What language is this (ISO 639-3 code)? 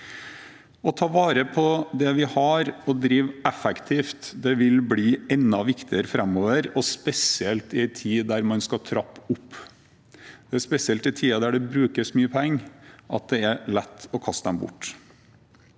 nor